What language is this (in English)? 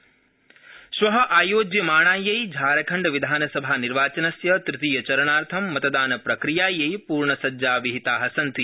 Sanskrit